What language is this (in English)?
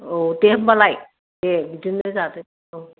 Bodo